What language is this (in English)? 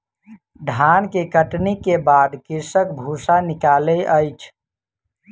Maithili